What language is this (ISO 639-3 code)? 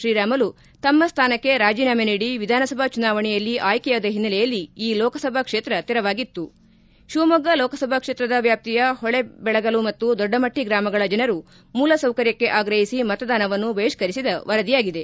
kan